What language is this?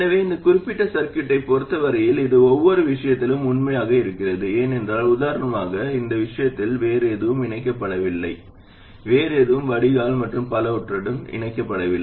Tamil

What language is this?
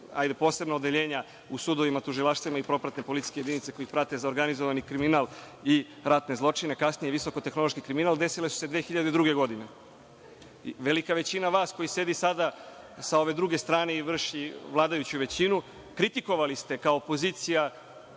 Serbian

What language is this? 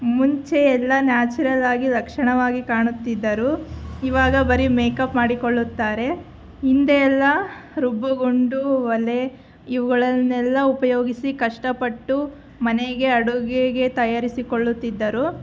Kannada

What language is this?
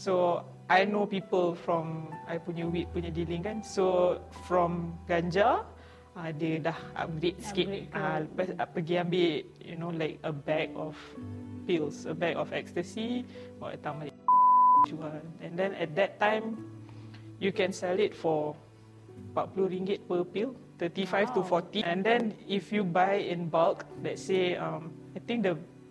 Malay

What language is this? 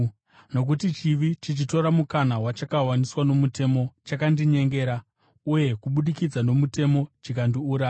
Shona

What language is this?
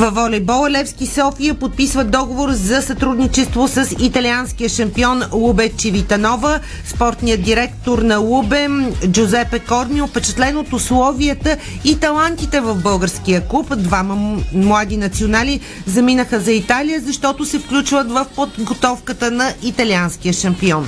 Bulgarian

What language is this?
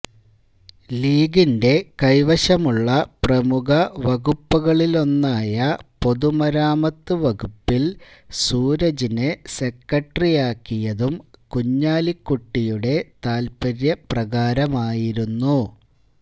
Malayalam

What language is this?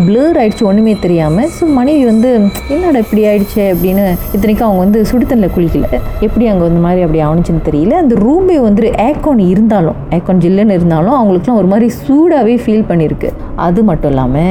Tamil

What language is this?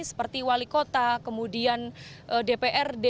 Indonesian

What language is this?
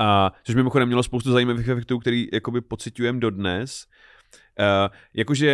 Czech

